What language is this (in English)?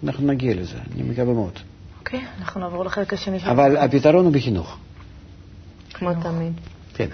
Hebrew